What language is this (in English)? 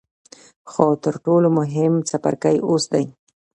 Pashto